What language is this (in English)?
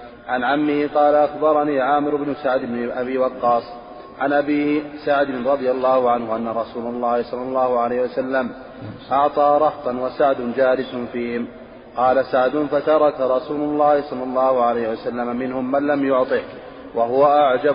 Arabic